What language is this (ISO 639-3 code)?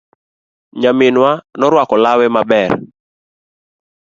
luo